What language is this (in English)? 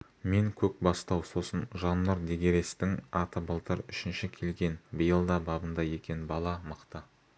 Kazakh